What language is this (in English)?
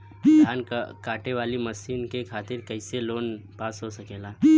Bhojpuri